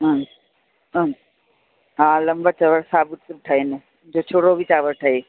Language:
Sindhi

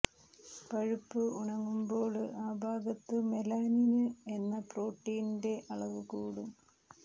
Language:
Malayalam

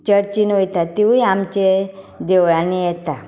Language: Konkani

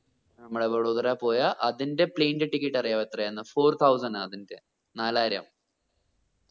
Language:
Malayalam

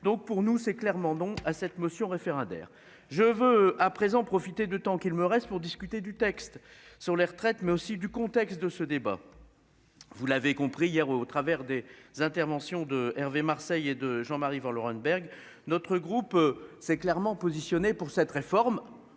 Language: French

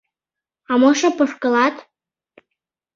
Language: Mari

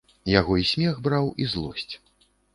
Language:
Belarusian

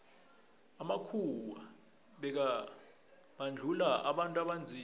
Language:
South Ndebele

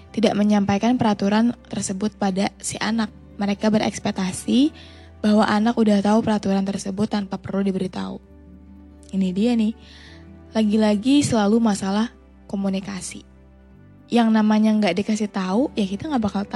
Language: Indonesian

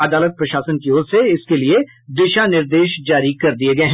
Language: Hindi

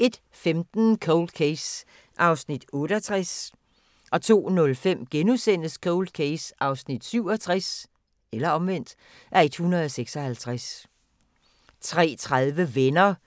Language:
Danish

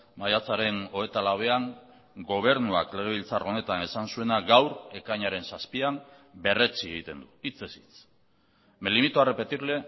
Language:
Basque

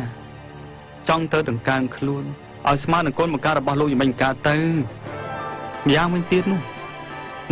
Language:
Thai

